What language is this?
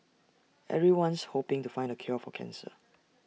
English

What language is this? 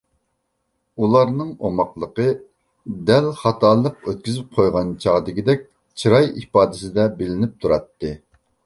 Uyghur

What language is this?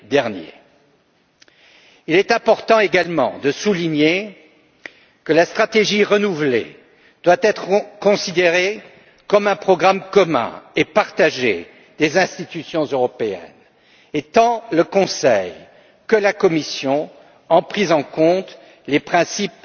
French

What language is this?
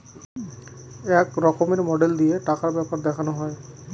Bangla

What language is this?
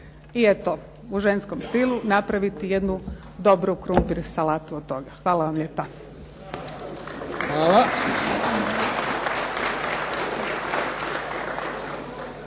Croatian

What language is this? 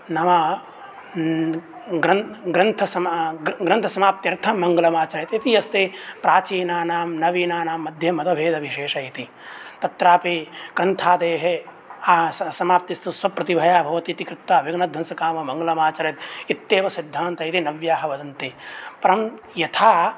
Sanskrit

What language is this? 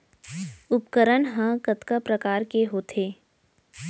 Chhattisgarhi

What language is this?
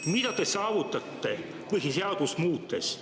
Estonian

